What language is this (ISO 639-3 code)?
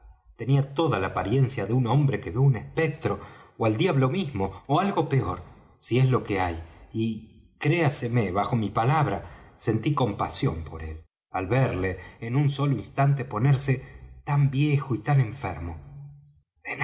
spa